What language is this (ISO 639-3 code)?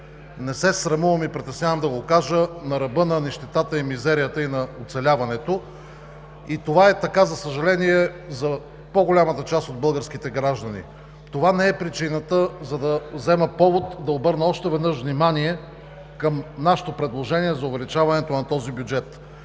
bul